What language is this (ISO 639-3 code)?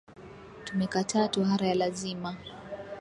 swa